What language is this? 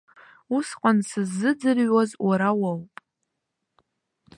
Abkhazian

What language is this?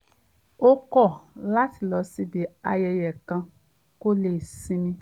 Yoruba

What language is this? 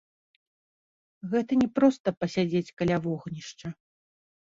Belarusian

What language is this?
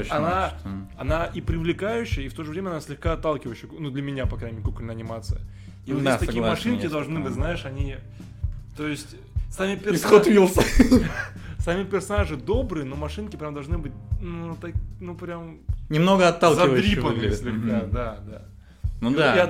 Russian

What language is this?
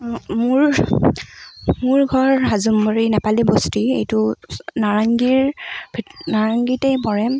Assamese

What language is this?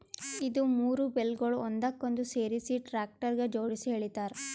Kannada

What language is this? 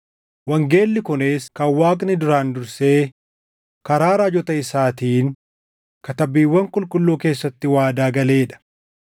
Oromo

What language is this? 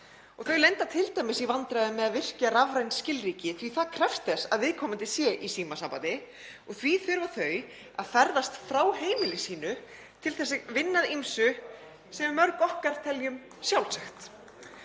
Icelandic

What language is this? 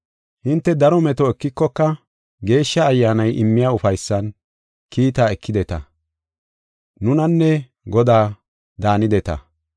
Gofa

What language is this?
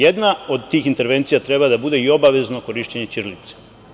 Serbian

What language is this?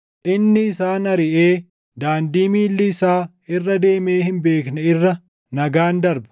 Oromo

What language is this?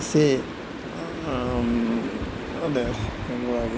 Urdu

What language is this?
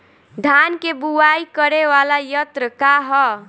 Bhojpuri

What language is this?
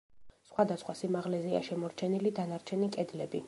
Georgian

